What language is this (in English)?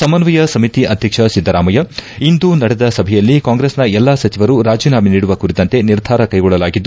Kannada